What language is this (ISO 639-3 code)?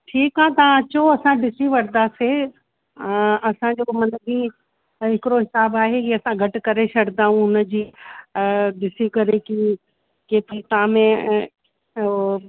snd